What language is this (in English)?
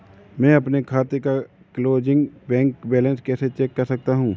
Hindi